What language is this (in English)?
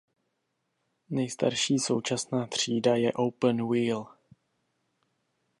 Czech